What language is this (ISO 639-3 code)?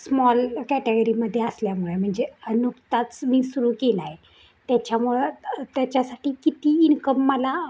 mar